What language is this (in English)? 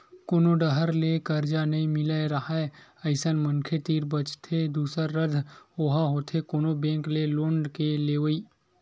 Chhattisgarhi